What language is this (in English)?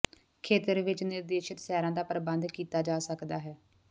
Punjabi